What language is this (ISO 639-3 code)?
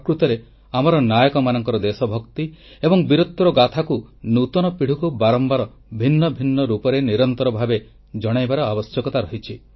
ori